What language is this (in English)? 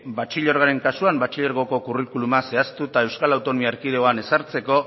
Basque